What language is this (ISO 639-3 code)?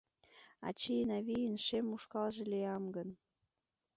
chm